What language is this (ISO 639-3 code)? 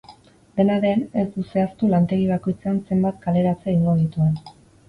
eus